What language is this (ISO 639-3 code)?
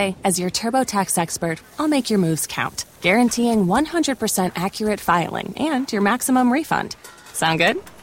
ita